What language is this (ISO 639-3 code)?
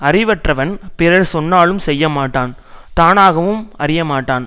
tam